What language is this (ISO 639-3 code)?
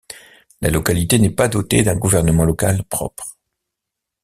fra